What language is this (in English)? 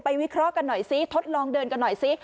Thai